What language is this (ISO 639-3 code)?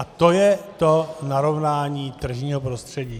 ces